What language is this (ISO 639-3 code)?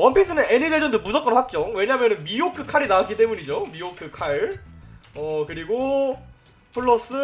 kor